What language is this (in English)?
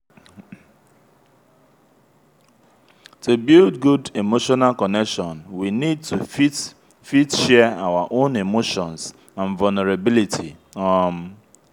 Nigerian Pidgin